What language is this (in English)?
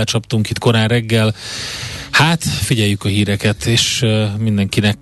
Hungarian